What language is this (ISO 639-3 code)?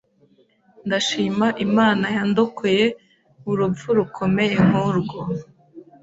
kin